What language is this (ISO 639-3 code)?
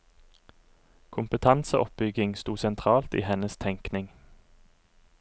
nor